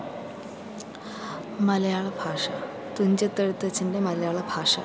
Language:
Malayalam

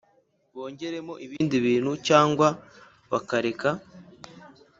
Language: Kinyarwanda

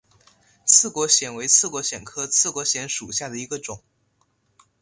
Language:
Chinese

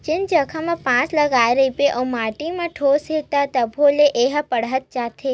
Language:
Chhattisgarhi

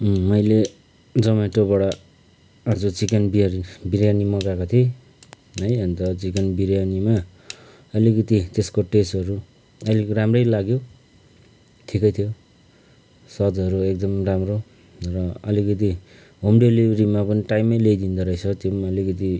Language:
Nepali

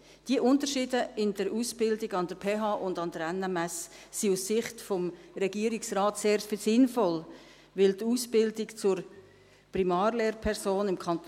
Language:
Swiss German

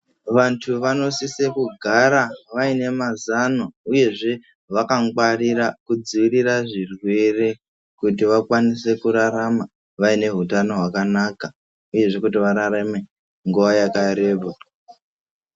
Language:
Ndau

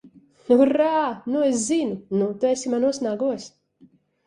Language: Latvian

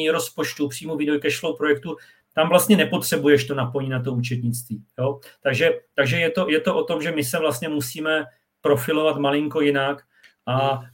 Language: Czech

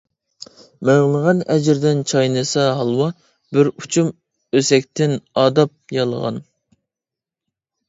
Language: Uyghur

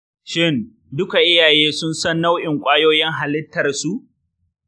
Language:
Hausa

